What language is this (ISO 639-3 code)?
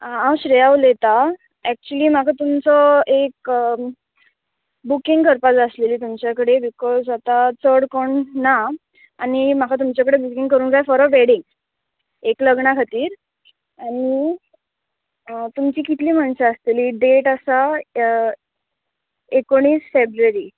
kok